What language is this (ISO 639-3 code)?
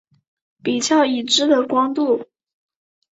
zho